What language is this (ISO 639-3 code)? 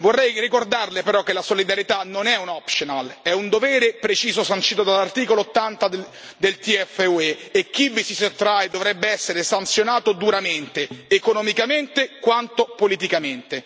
ita